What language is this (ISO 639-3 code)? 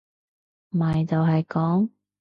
yue